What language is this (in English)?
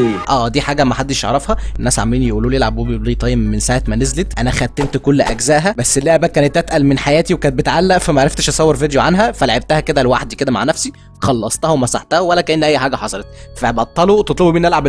Arabic